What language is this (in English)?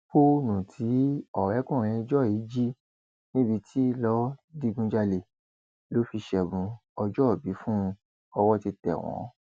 Yoruba